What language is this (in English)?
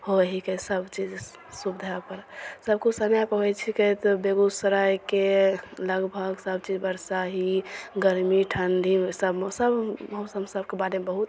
Maithili